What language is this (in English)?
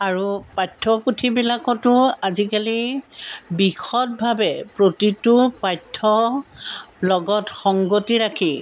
Assamese